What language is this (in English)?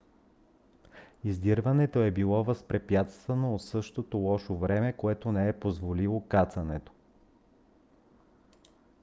Bulgarian